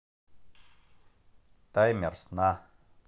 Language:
Russian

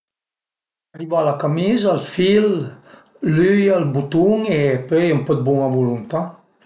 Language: Piedmontese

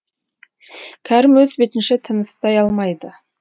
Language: Kazakh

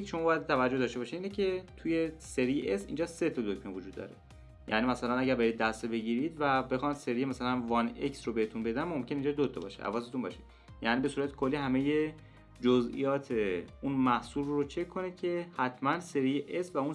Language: Persian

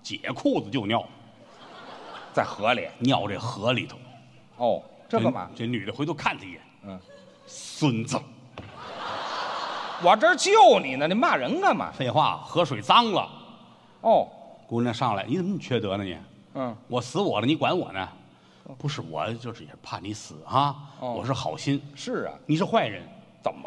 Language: Chinese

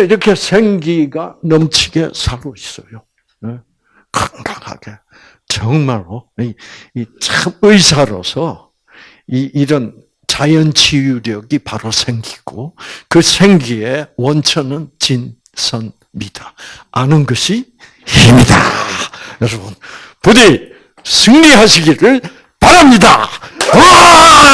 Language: Korean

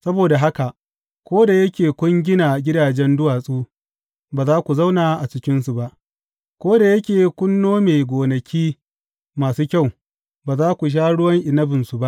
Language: Hausa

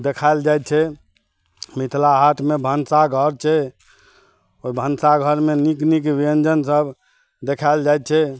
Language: Maithili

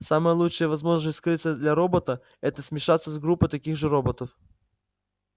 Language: Russian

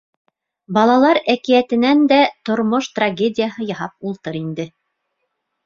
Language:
Bashkir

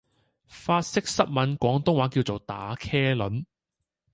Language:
Cantonese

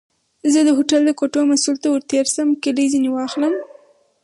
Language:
Pashto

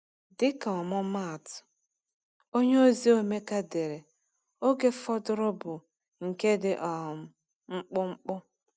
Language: Igbo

